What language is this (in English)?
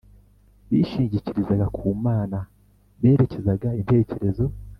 Kinyarwanda